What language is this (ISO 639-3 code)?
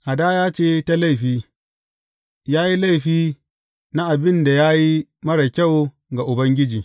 hau